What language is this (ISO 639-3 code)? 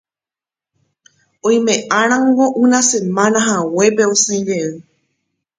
grn